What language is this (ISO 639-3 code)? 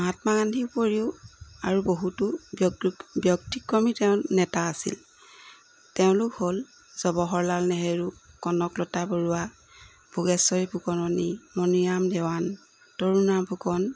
asm